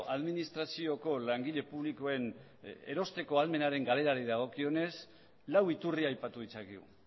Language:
Basque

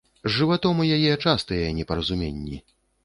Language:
Belarusian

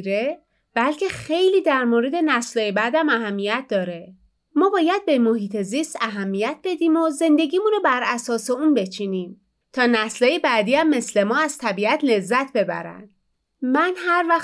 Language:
Persian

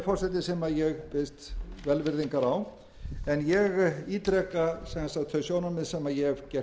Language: Icelandic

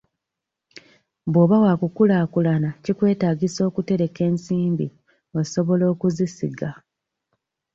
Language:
Ganda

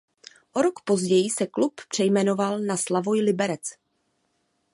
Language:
Czech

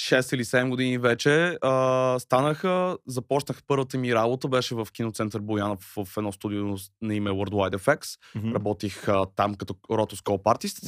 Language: Bulgarian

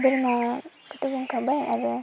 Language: Bodo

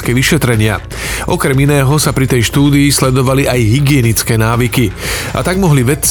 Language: Slovak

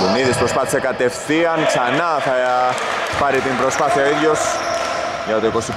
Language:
Greek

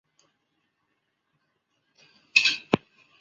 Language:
Chinese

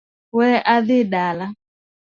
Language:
Luo (Kenya and Tanzania)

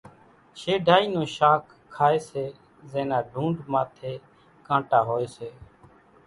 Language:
Kachi Koli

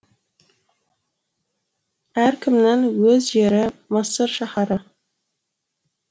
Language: Kazakh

